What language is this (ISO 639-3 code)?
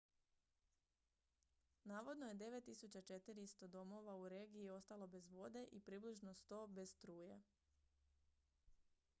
hrv